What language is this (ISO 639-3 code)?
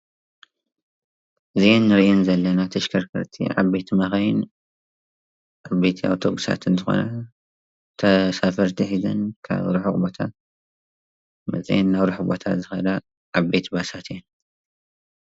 tir